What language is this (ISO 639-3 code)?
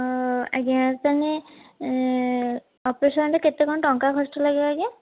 ori